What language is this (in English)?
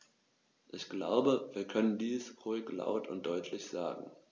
German